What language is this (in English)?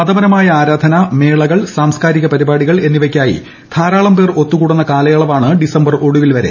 Malayalam